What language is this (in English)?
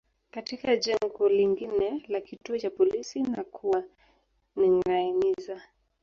Swahili